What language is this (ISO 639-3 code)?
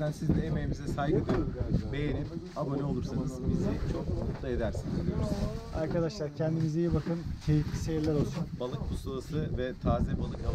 tur